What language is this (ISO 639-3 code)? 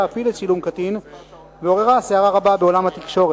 heb